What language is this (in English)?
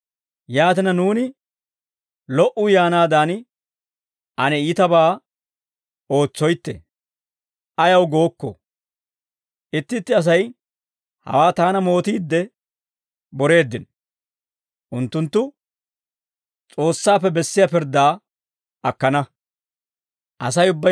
Dawro